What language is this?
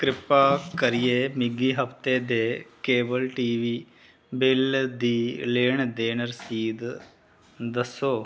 Dogri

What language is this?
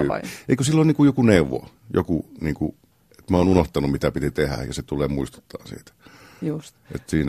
Finnish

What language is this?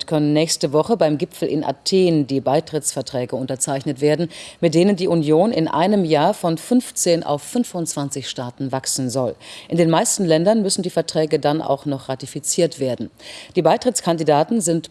German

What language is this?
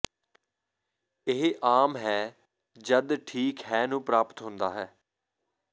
Punjabi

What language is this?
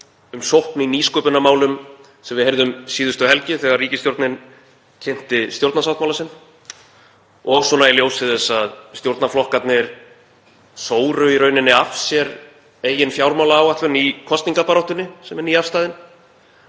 Icelandic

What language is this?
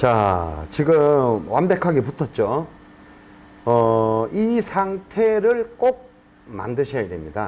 Korean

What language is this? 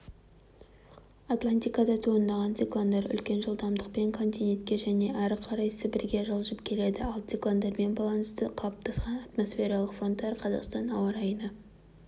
Kazakh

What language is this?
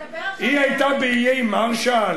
Hebrew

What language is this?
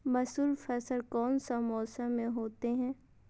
Magahi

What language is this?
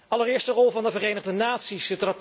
Dutch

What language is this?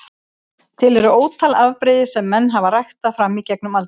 Icelandic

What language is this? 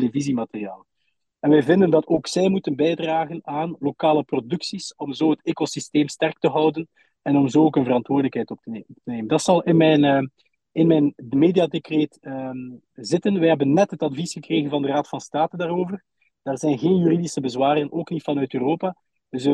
Dutch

